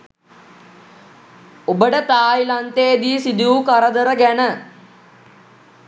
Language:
Sinhala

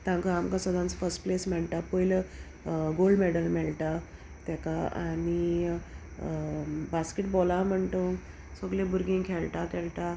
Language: Konkani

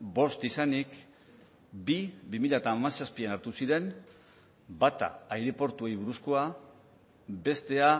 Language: Basque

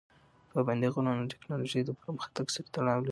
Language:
Pashto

